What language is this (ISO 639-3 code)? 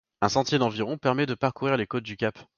fra